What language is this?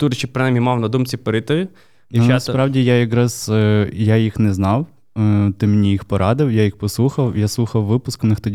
Ukrainian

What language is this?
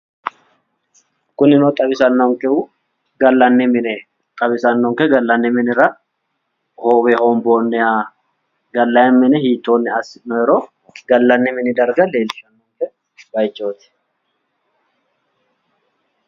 Sidamo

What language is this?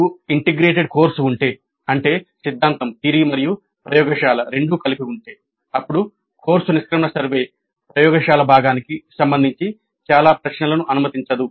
Telugu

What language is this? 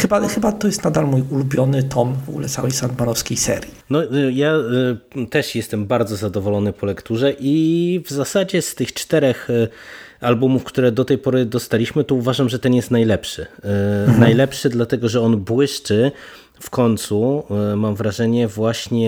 Polish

